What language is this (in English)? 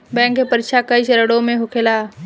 Bhojpuri